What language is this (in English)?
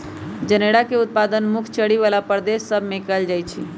Magahi